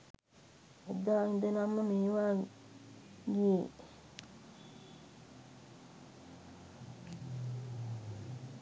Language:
Sinhala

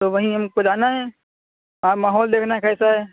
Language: Urdu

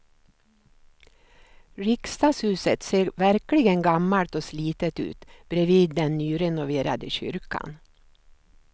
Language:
Swedish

